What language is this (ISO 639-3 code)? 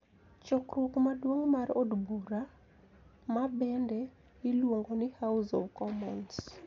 luo